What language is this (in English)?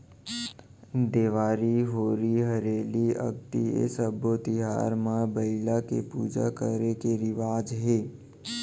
Chhattisgarhi